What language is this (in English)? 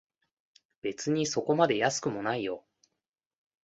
Japanese